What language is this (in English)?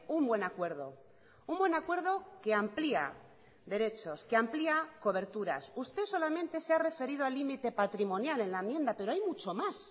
Spanish